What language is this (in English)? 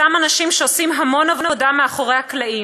Hebrew